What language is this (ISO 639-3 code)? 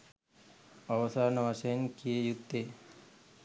sin